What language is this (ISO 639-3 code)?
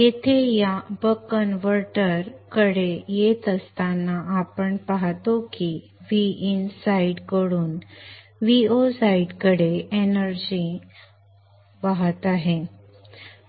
mar